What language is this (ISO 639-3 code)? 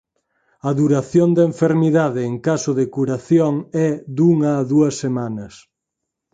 glg